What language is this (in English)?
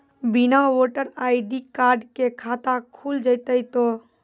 Maithili